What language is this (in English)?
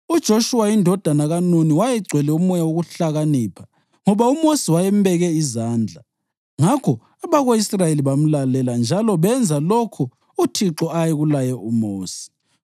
North Ndebele